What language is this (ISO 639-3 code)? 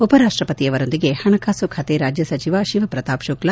kan